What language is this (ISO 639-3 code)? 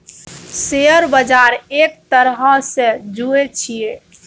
mai